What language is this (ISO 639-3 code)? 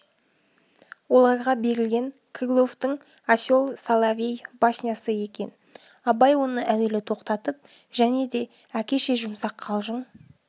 kaz